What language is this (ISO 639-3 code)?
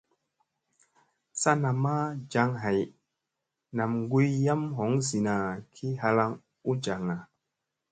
mse